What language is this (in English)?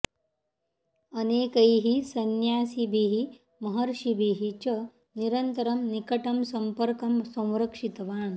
Sanskrit